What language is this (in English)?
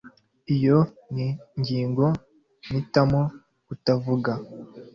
Kinyarwanda